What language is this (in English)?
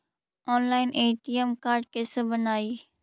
Magahi